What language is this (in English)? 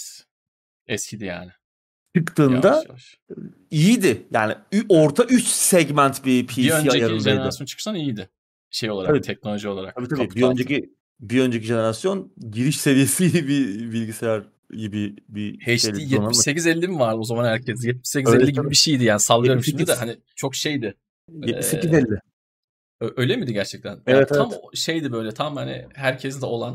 Turkish